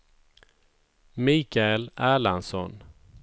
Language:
Swedish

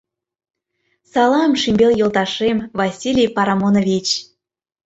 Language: Mari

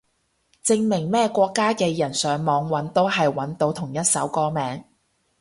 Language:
Cantonese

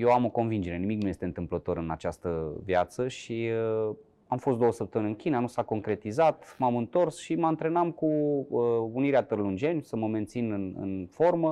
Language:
Romanian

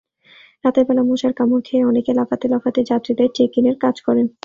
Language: Bangla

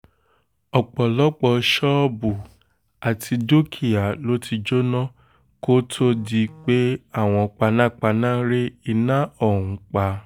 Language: Yoruba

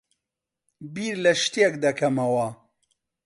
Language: Central Kurdish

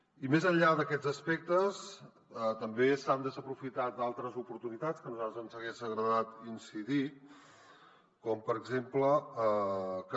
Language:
Catalan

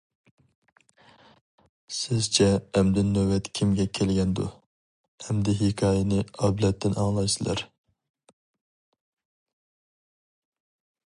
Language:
Uyghur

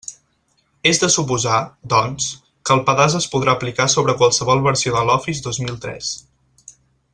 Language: Catalan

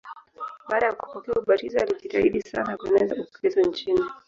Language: Swahili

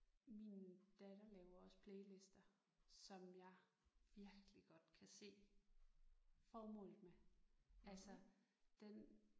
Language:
Danish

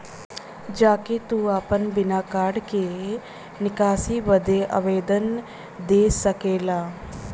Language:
Bhojpuri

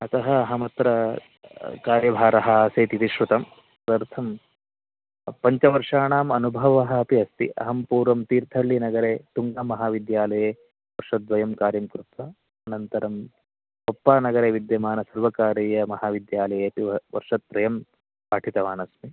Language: Sanskrit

